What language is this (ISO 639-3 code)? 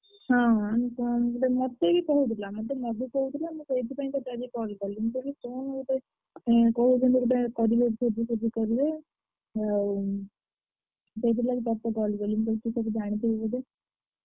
ori